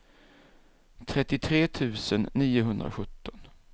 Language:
Swedish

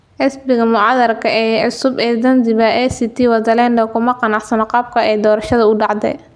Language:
Somali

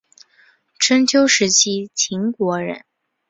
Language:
Chinese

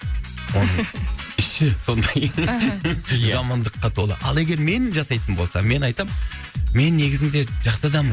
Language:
Kazakh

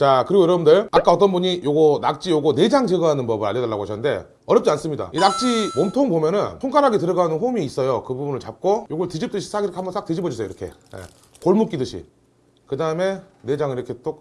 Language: Korean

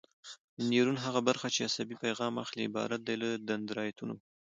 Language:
Pashto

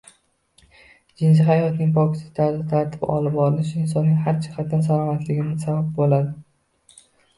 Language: Uzbek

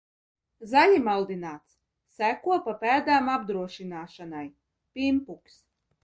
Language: Latvian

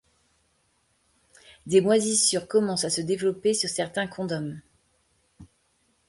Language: French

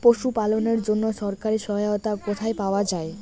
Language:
Bangla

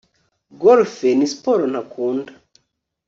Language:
Kinyarwanda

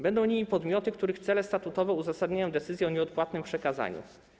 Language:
Polish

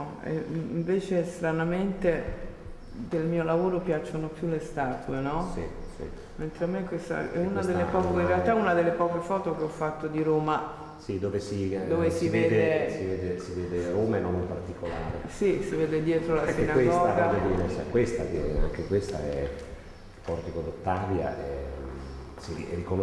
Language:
Italian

